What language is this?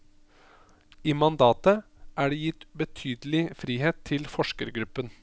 Norwegian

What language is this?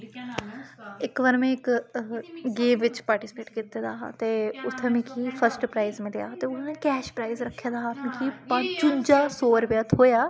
Dogri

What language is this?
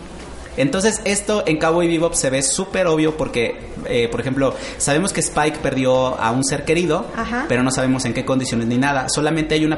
Spanish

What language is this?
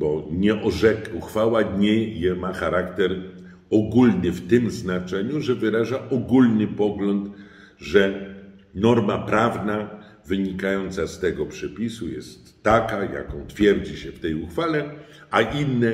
Polish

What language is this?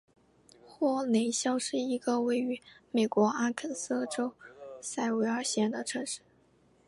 Chinese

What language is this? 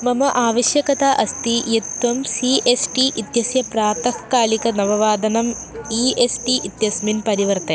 Sanskrit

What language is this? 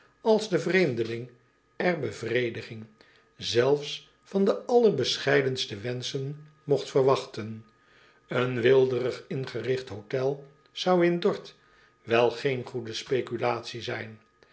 Dutch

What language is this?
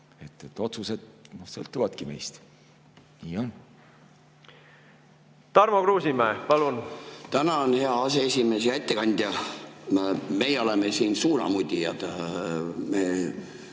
Estonian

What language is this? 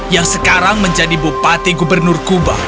Indonesian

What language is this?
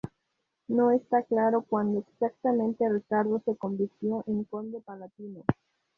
Spanish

